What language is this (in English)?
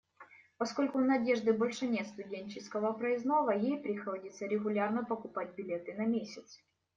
Russian